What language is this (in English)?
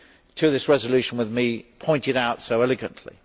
English